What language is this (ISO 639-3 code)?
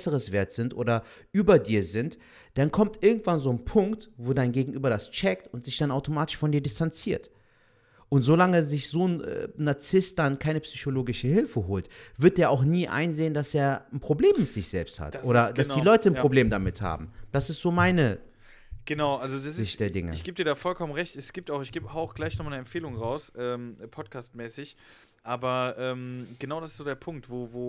deu